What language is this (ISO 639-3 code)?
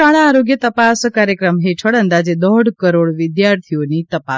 guj